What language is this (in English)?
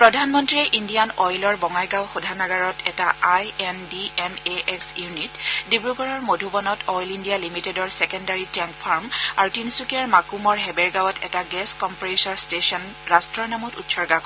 Assamese